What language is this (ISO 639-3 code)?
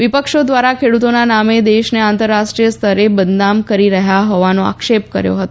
guj